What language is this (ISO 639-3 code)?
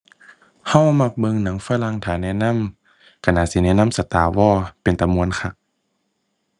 tha